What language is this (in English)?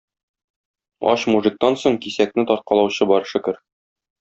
Tatar